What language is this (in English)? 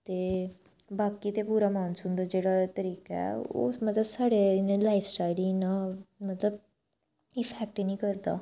Dogri